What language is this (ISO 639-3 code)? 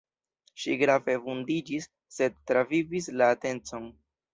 epo